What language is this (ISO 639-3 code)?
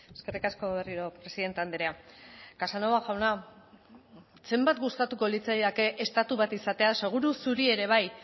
eus